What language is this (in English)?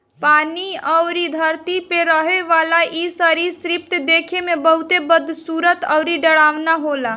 Bhojpuri